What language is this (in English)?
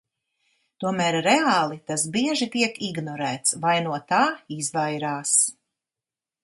Latvian